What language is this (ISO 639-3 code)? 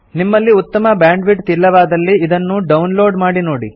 kan